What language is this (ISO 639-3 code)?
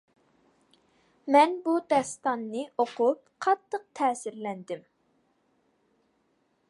uig